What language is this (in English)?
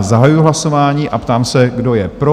Czech